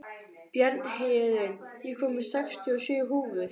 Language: Icelandic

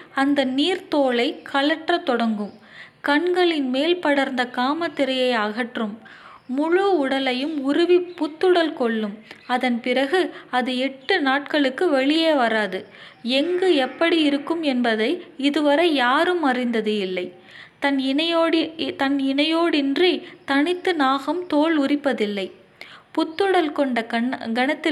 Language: Tamil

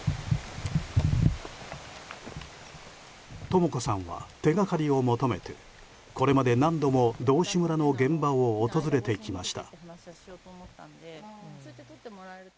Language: Japanese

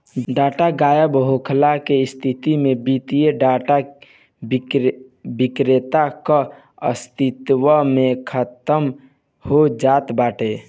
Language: Bhojpuri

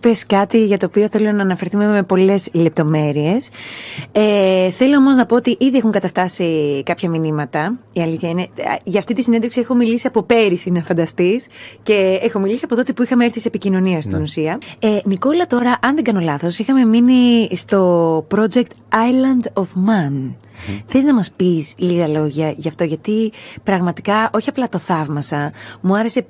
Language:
Greek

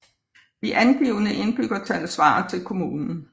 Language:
Danish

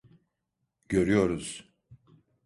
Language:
Turkish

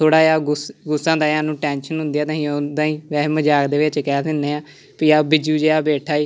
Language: Punjabi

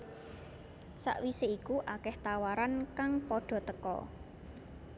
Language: Javanese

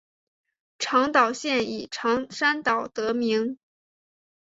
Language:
Chinese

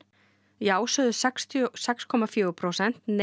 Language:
Icelandic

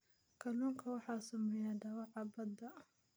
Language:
Somali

